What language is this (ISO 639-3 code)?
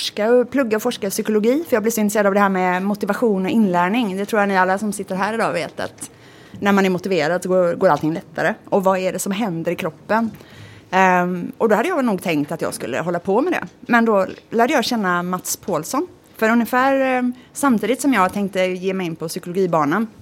swe